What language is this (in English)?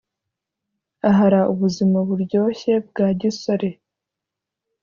Kinyarwanda